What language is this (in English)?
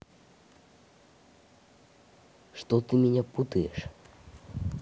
Russian